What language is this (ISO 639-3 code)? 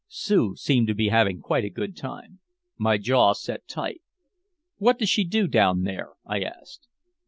eng